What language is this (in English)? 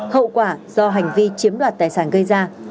Vietnamese